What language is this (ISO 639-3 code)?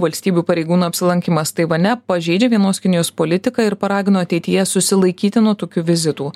lit